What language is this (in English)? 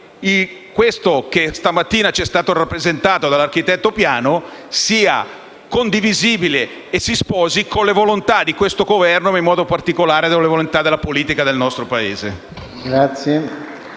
Italian